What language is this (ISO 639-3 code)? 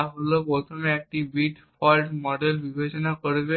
ben